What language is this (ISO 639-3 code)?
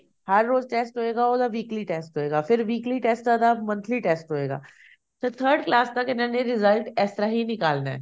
pan